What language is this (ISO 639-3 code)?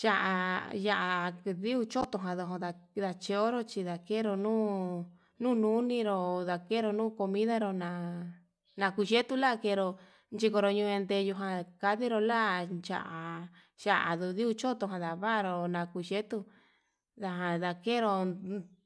mab